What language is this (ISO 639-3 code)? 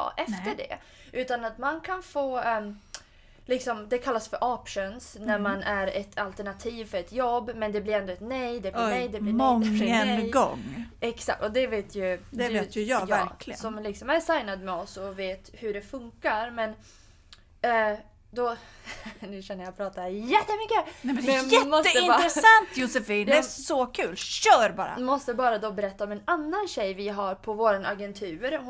swe